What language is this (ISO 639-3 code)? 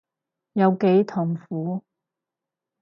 yue